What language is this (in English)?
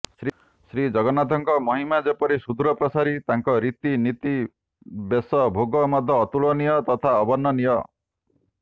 Odia